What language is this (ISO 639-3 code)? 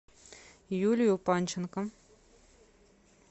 rus